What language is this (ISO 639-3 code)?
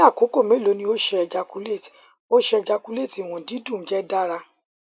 yor